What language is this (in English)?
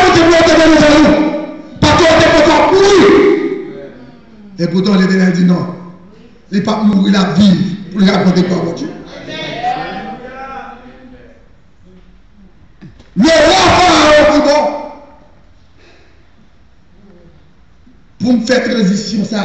French